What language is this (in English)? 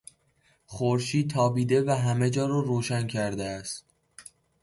Persian